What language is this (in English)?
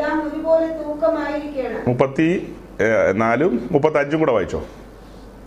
Malayalam